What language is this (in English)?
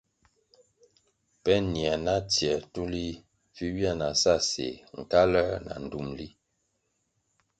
Kwasio